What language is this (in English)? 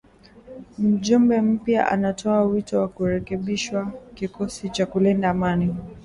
Swahili